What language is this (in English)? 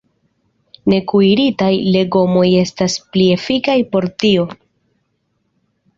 Esperanto